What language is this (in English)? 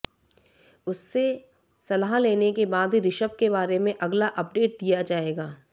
Hindi